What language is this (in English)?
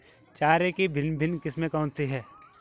Hindi